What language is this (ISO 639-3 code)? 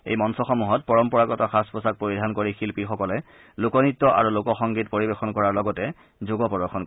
asm